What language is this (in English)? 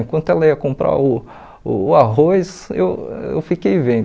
Portuguese